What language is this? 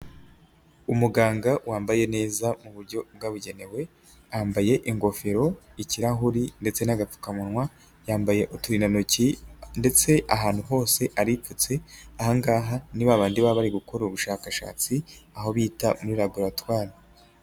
Kinyarwanda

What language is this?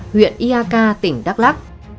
Vietnamese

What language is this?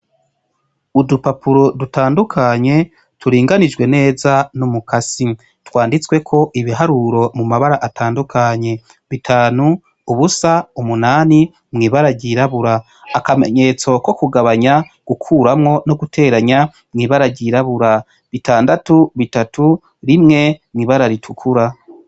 Rundi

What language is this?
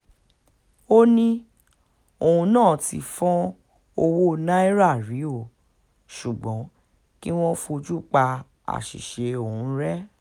Yoruba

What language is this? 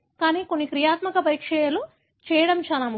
Telugu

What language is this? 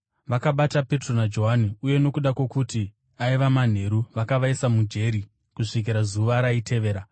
Shona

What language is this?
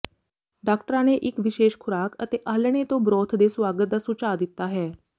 Punjabi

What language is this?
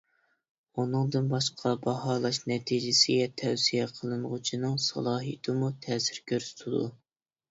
Uyghur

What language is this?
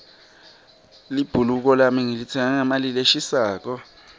Swati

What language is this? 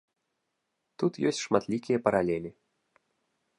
Belarusian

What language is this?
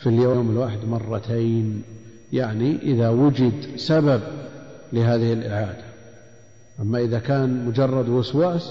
Arabic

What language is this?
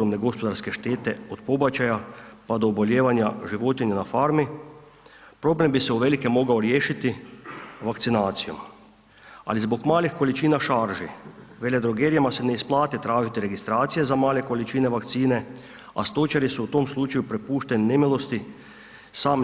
Croatian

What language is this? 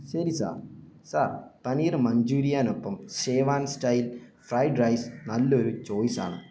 Malayalam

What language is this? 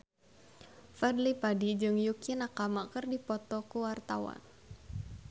Sundanese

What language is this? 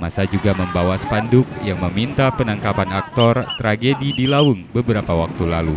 Indonesian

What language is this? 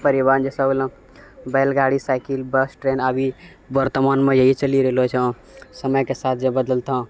Maithili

